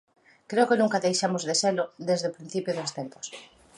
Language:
Galician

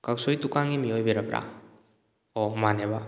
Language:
Manipuri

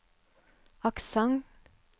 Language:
Norwegian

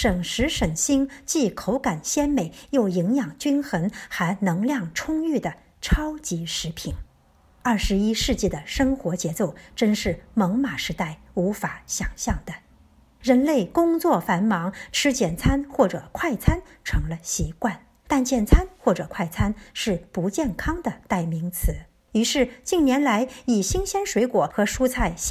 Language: Chinese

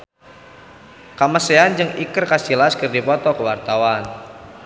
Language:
Sundanese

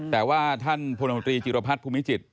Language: Thai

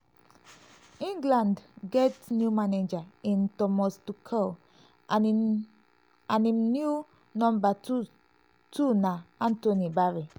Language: Nigerian Pidgin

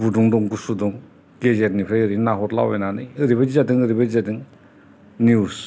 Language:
Bodo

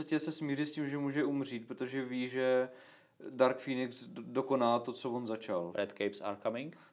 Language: Czech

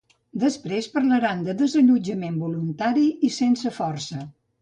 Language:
Catalan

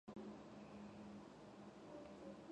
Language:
Georgian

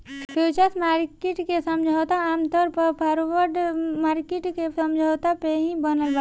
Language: Bhojpuri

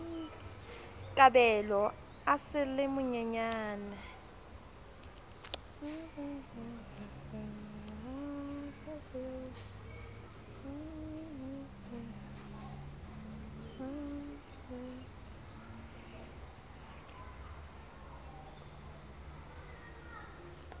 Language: Southern Sotho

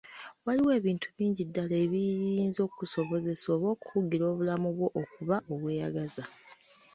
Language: Ganda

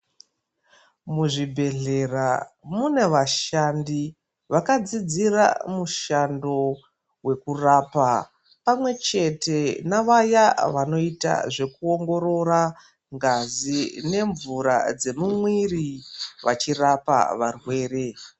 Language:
Ndau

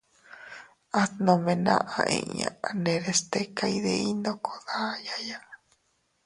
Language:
Teutila Cuicatec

